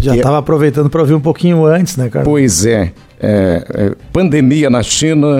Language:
Portuguese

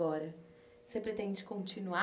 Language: Portuguese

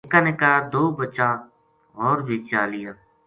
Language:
Gujari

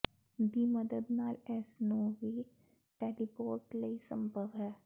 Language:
Punjabi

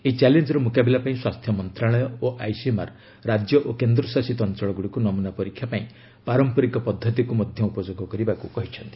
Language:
Odia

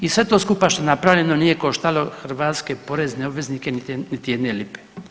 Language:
Croatian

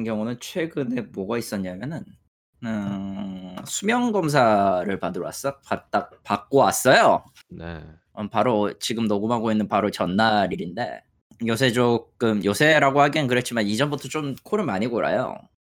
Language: Korean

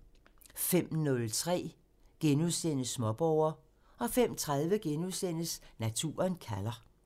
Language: Danish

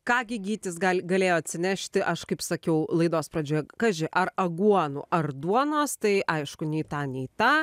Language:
Lithuanian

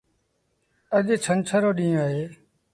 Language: Sindhi Bhil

